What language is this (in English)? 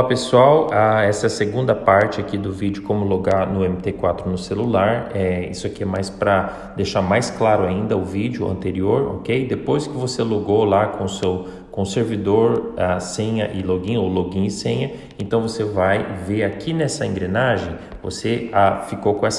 Portuguese